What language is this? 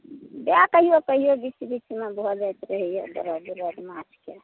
Maithili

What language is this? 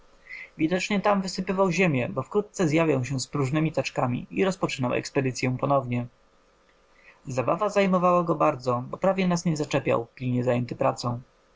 Polish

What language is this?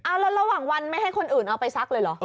Thai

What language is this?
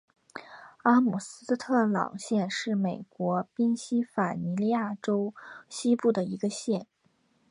Chinese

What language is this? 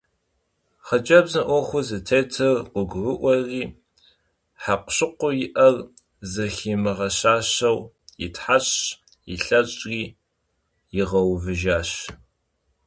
Kabardian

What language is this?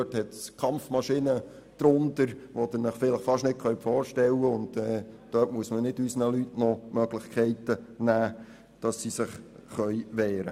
Swiss German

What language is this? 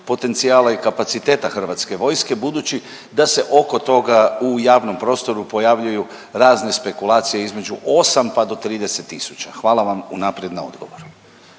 Croatian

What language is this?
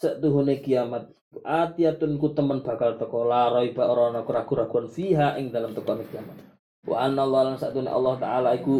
Malay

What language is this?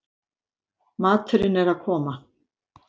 Icelandic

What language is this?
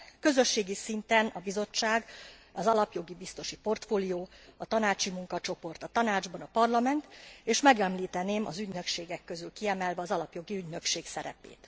Hungarian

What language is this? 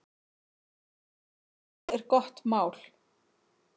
Icelandic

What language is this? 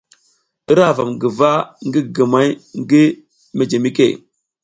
South Giziga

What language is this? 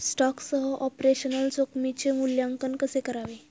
Marathi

